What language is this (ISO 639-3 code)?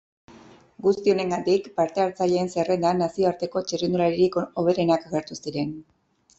eus